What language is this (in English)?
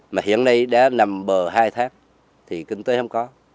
Vietnamese